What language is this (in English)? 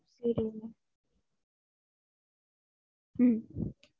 Tamil